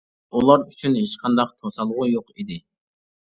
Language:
Uyghur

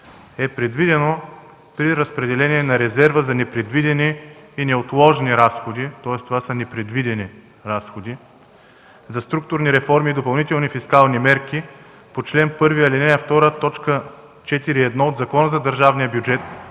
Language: Bulgarian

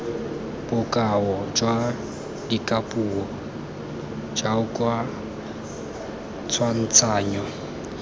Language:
Tswana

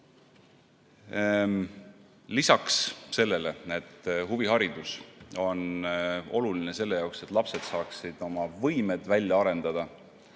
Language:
Estonian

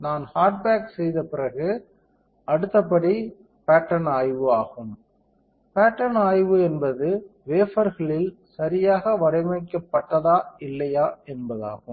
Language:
Tamil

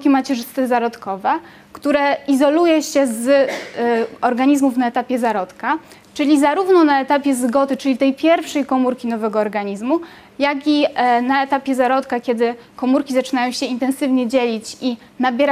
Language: Polish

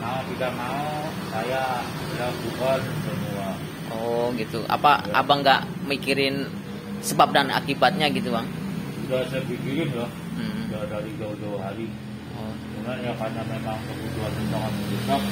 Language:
Indonesian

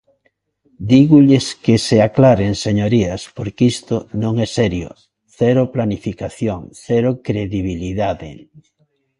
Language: Galician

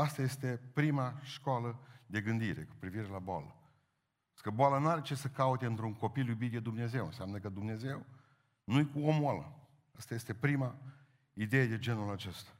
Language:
Romanian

